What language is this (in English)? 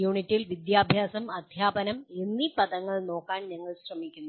Malayalam